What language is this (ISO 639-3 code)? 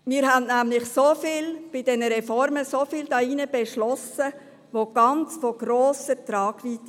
gsw